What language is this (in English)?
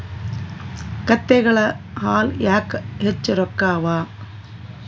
Kannada